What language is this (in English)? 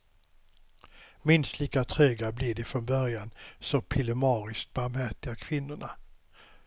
Swedish